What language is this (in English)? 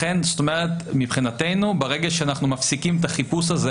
Hebrew